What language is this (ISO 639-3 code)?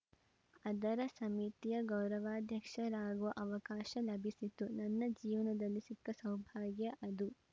kan